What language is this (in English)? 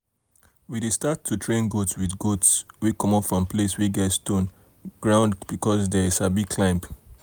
Nigerian Pidgin